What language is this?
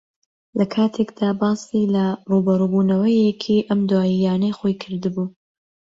Central Kurdish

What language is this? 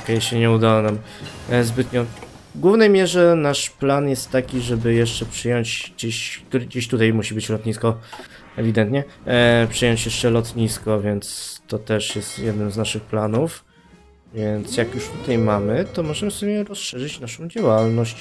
Polish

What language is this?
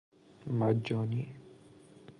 Persian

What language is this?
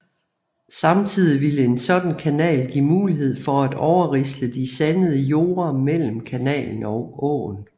Danish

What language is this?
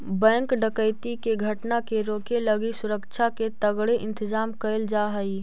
Magahi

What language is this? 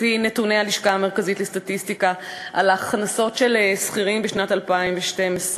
Hebrew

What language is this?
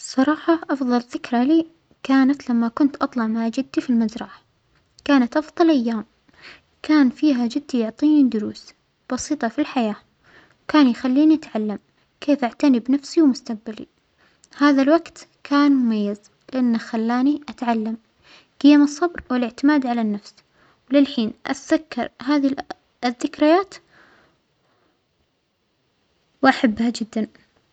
Omani Arabic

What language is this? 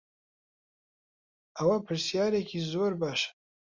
Central Kurdish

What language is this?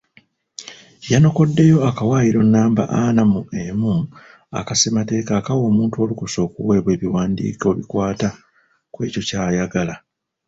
Ganda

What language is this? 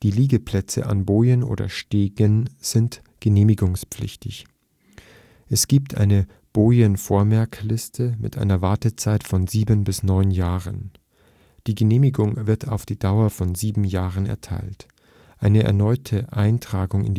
German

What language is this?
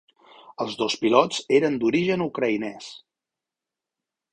Catalan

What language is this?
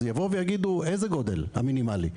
Hebrew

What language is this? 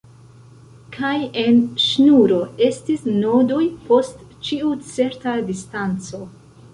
Esperanto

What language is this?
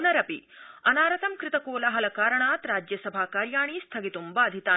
Sanskrit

